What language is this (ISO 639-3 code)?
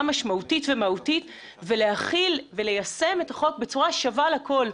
heb